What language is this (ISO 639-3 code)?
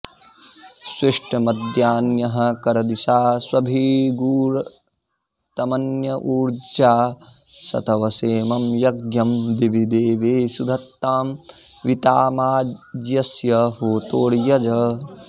san